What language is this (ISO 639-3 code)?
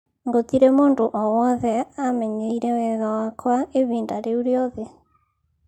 kik